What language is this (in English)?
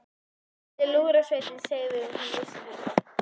Icelandic